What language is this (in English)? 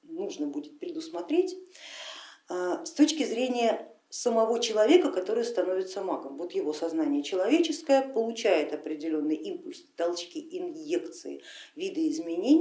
Russian